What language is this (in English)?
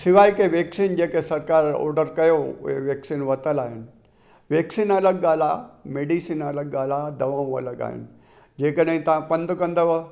Sindhi